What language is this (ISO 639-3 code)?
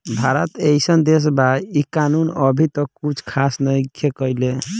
bho